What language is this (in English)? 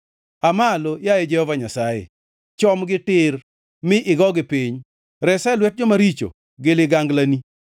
Luo (Kenya and Tanzania)